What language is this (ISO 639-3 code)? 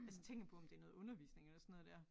dan